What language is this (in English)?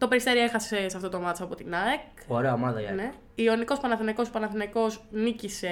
Greek